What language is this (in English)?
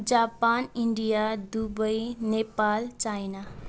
Nepali